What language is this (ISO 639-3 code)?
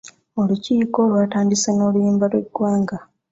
lug